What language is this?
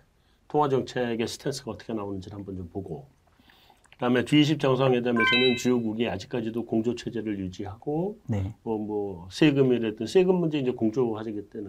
Korean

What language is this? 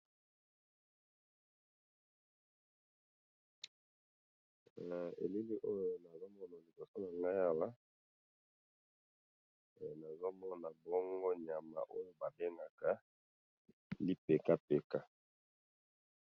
Lingala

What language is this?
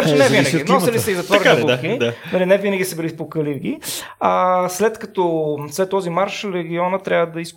Bulgarian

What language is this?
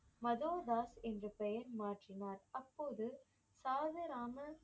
Tamil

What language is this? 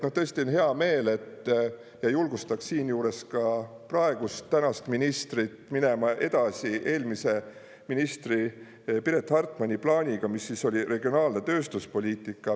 Estonian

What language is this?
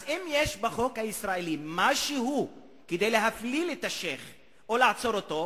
Hebrew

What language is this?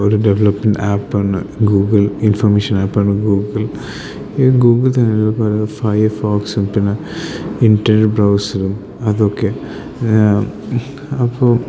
Malayalam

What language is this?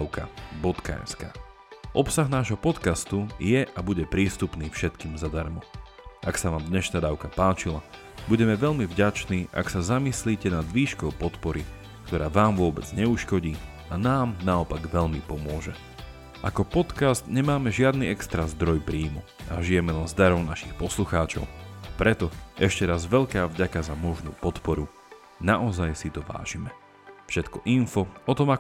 Slovak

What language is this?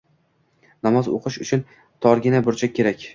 Uzbek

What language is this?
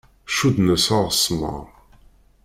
Kabyle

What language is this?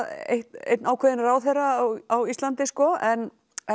Icelandic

